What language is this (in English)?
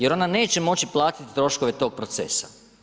Croatian